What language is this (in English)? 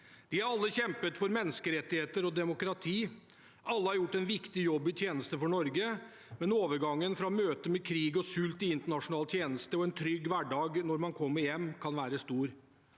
Norwegian